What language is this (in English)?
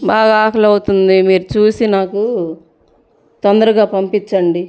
Telugu